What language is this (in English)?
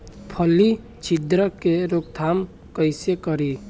Bhojpuri